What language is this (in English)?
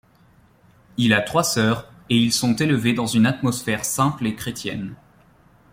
French